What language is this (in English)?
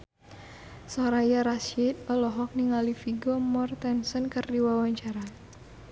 Sundanese